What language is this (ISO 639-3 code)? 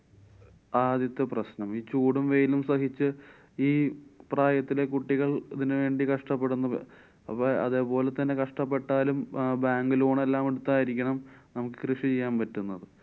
mal